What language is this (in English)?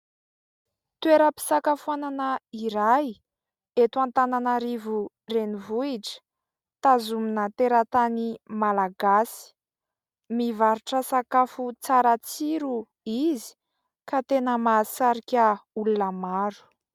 Malagasy